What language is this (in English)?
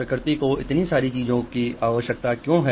Hindi